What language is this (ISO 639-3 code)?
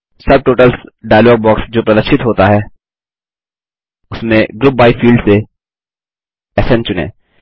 hin